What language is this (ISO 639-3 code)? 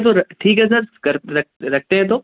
urd